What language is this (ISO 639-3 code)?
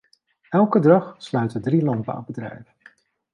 nld